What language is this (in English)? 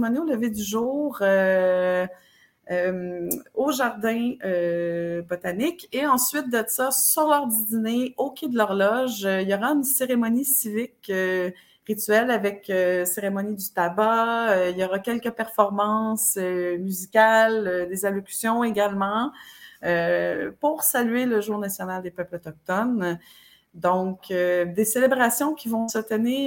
French